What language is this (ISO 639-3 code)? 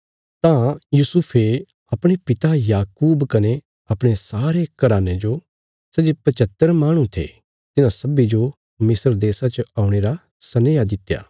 kfs